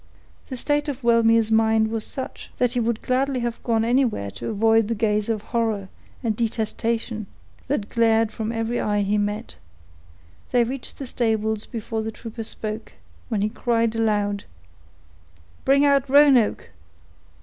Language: English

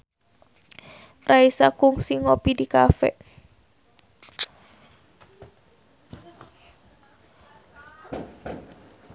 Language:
Sundanese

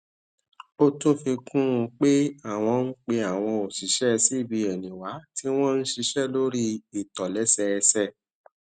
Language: Yoruba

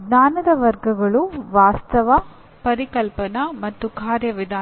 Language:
Kannada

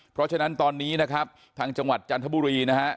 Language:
Thai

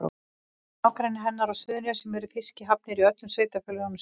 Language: Icelandic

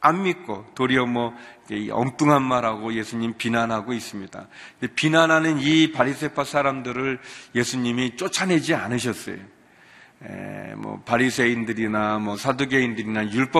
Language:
Korean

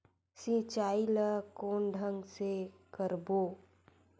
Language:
Chhattisgarhi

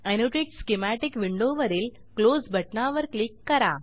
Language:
Marathi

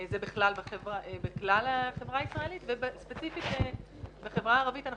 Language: Hebrew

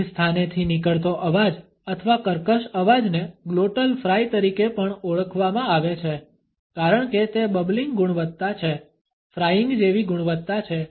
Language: Gujarati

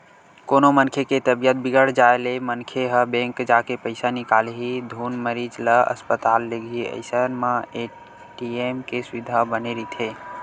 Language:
Chhattisgarhi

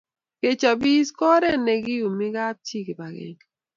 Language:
Kalenjin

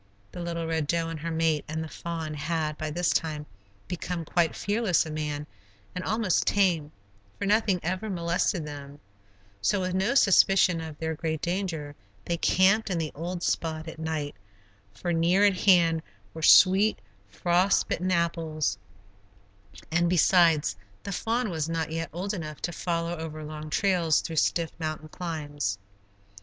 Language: English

